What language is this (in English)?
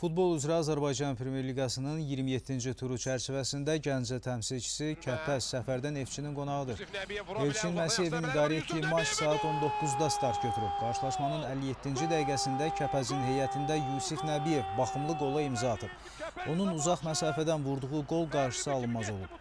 Turkish